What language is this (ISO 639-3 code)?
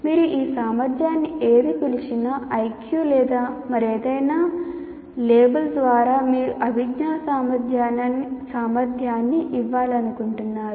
tel